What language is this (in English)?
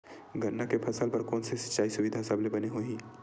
Chhattisgarhi